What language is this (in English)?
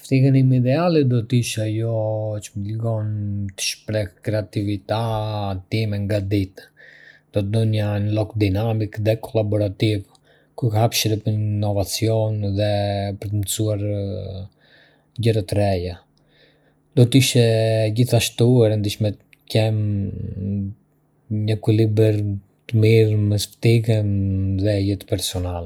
Arbëreshë Albanian